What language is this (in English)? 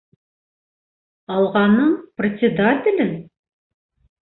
Bashkir